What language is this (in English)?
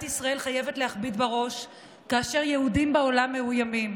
Hebrew